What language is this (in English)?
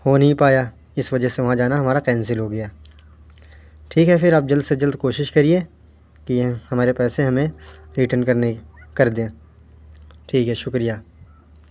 Urdu